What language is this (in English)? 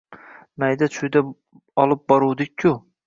Uzbek